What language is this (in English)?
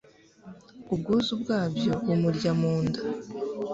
Kinyarwanda